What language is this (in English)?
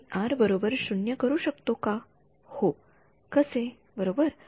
Marathi